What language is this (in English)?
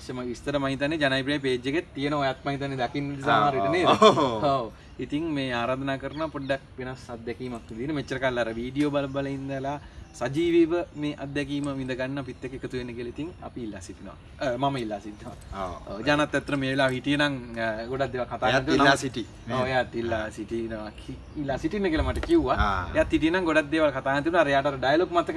Hindi